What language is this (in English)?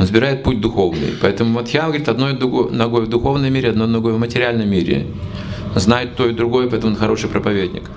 Russian